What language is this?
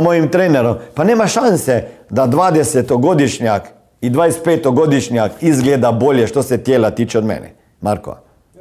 Croatian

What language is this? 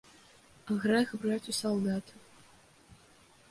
Belarusian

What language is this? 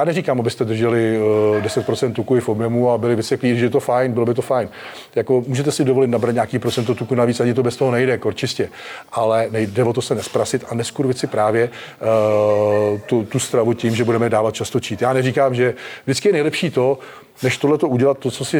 Czech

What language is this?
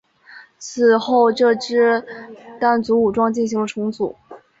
Chinese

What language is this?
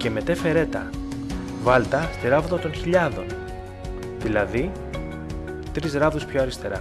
Greek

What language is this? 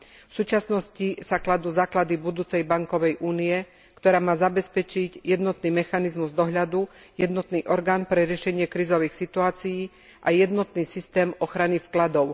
Slovak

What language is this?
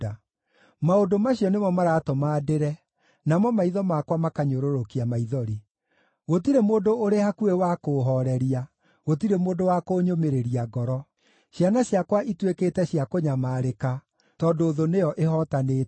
Kikuyu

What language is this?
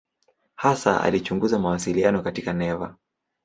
Swahili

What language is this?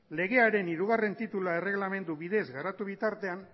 Basque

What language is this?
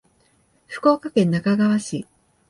Japanese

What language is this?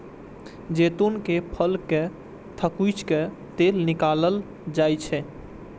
Maithili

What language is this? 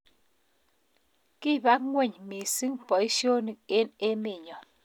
Kalenjin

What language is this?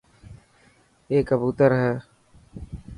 Dhatki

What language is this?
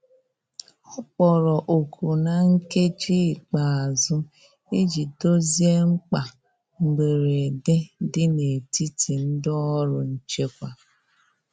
Igbo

